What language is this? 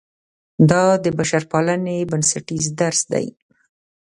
Pashto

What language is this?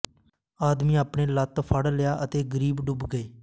Punjabi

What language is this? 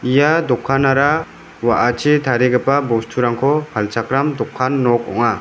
Garo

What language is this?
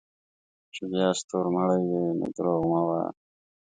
Pashto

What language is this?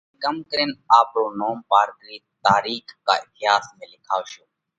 Parkari Koli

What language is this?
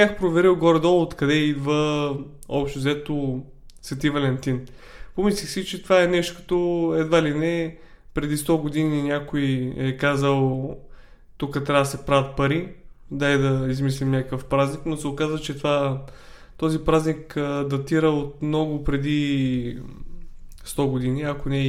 Bulgarian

